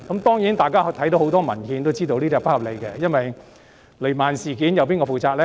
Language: Cantonese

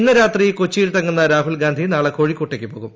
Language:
Malayalam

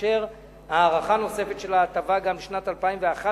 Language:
Hebrew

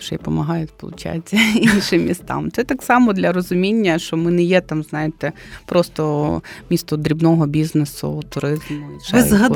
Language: Ukrainian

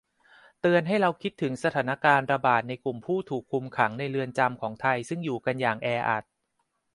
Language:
Thai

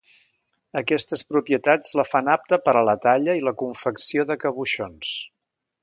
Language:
Catalan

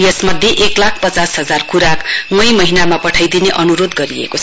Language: Nepali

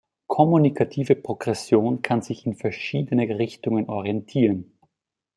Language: German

